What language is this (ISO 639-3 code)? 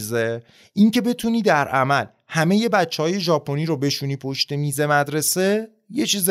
fas